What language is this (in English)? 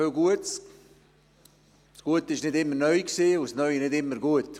Swiss German